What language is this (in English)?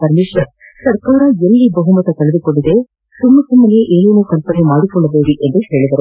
Kannada